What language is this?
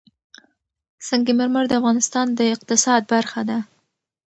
Pashto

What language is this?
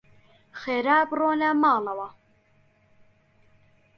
Central Kurdish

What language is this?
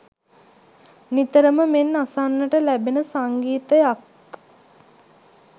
Sinhala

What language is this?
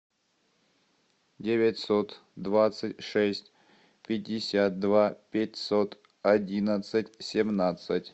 Russian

